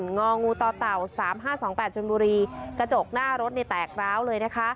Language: Thai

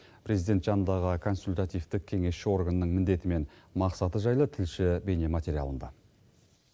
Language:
Kazakh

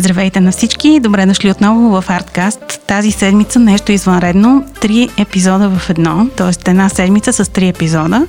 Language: Bulgarian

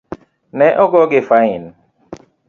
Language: Luo (Kenya and Tanzania)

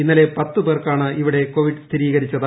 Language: Malayalam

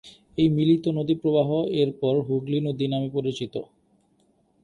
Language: Bangla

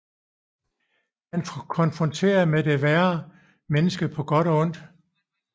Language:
Danish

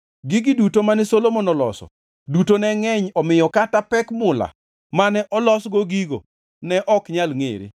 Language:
Luo (Kenya and Tanzania)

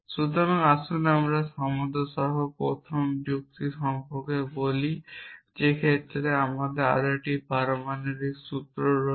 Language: Bangla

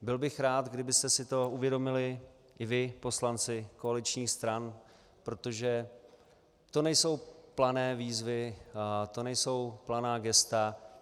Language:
Czech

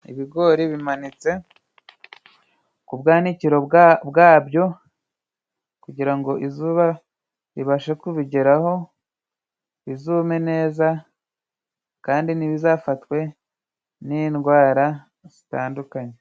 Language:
Kinyarwanda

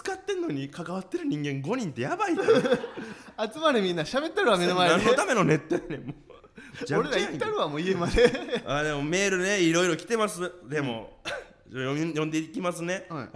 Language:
Japanese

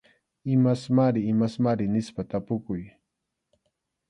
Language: Arequipa-La Unión Quechua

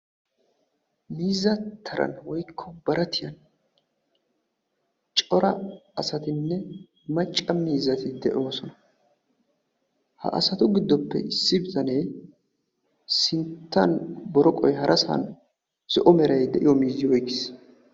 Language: Wolaytta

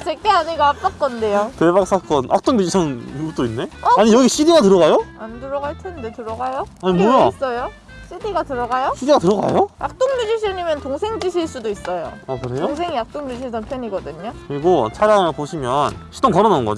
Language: Korean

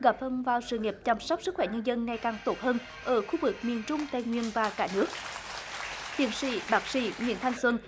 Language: Vietnamese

